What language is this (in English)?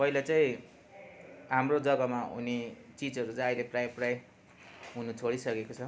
Nepali